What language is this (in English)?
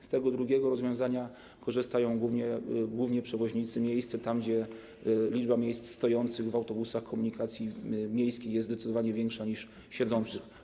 Polish